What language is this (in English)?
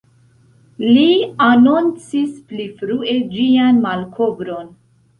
Esperanto